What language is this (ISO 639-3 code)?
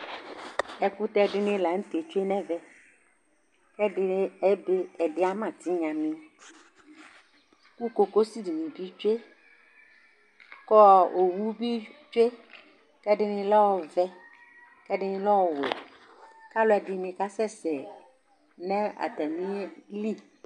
kpo